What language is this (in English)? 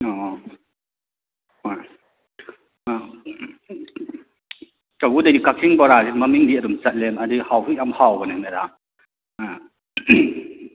Manipuri